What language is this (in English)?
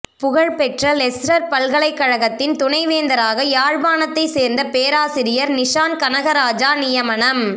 Tamil